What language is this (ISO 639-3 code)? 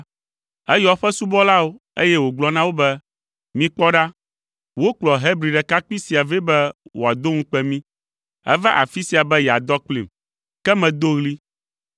ewe